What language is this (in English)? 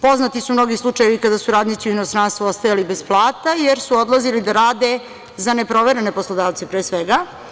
Serbian